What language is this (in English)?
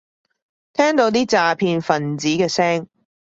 Cantonese